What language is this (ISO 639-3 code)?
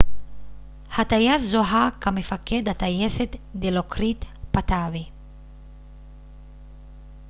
heb